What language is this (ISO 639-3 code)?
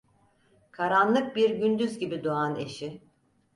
tur